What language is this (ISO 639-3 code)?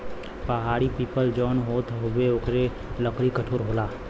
bho